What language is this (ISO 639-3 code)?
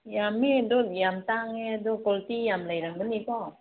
mni